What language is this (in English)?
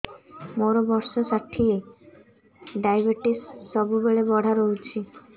Odia